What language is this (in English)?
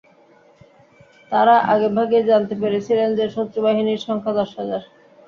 Bangla